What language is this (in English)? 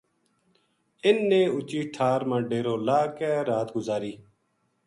Gujari